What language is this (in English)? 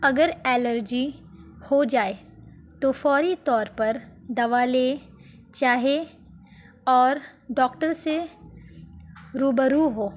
Urdu